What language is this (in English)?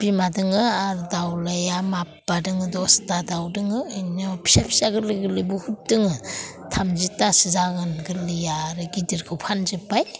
Bodo